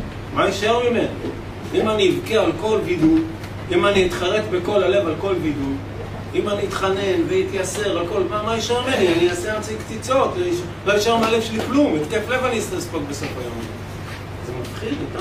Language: Hebrew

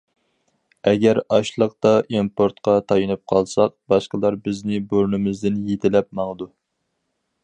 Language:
Uyghur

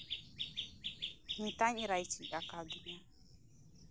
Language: Santali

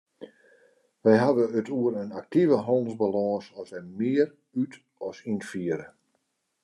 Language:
Western Frisian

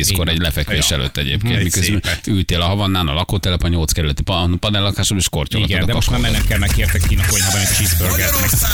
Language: Hungarian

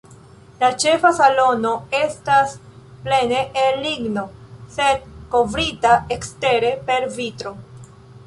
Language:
Esperanto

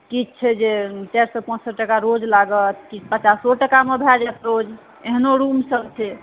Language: Maithili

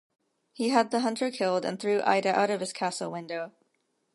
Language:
English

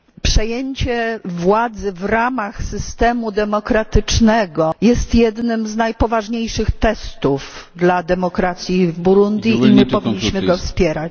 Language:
Polish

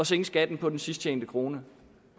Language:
Danish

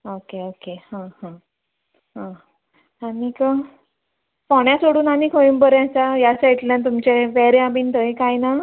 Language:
Konkani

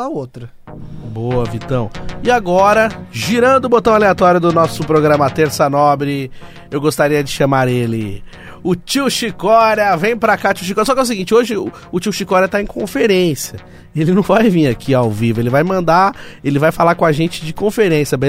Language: Portuguese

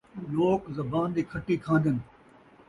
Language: Saraiki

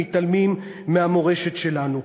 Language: Hebrew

